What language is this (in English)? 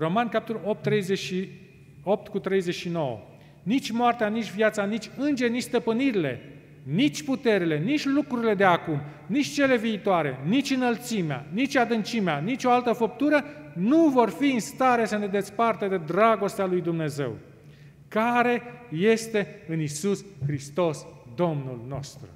Romanian